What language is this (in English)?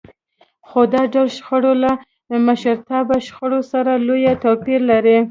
Pashto